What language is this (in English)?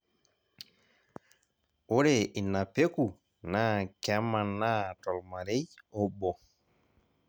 Masai